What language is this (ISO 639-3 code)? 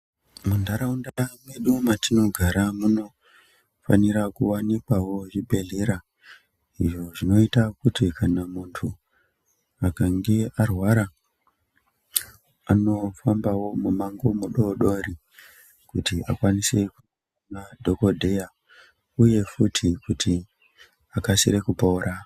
ndc